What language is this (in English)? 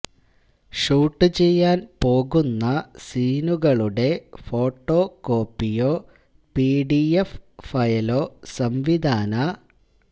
Malayalam